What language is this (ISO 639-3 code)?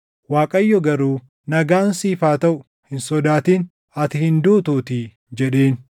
orm